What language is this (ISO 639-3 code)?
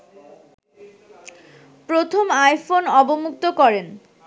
ben